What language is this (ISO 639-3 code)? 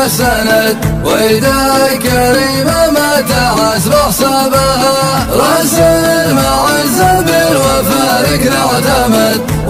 ara